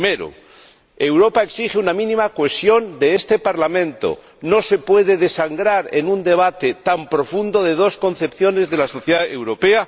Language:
Spanish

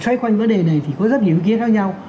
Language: Vietnamese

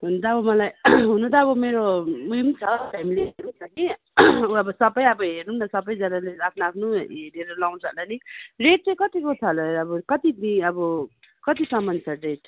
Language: Nepali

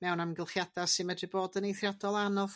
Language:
Welsh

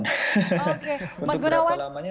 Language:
Indonesian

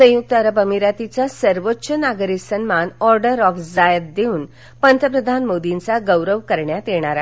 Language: Marathi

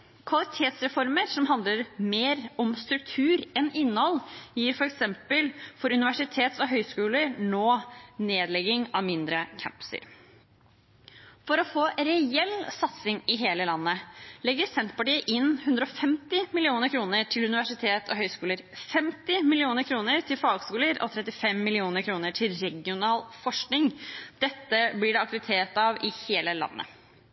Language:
Norwegian Bokmål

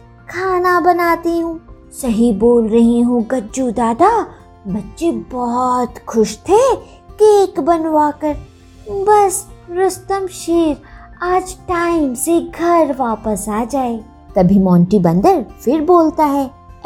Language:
Hindi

